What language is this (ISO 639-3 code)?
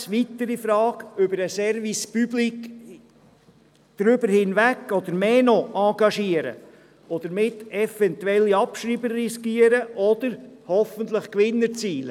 gsw